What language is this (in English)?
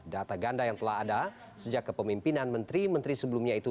Indonesian